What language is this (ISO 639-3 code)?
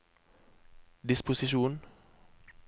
nor